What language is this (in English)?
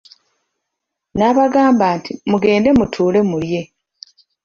Ganda